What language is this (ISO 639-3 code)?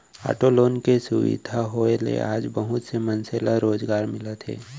hne